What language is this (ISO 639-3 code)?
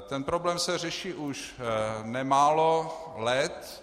ces